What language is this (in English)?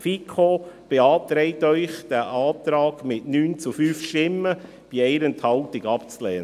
Swiss German